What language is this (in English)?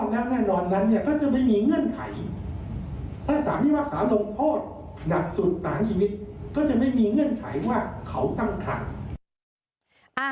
Thai